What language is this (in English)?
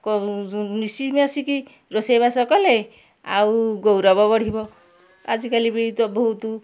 Odia